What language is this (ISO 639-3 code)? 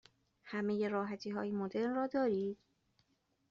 fas